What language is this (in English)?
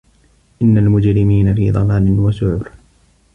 Arabic